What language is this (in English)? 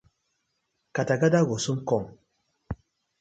Nigerian Pidgin